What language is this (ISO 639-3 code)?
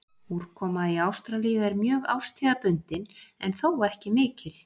isl